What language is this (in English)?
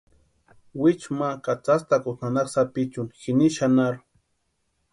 Western Highland Purepecha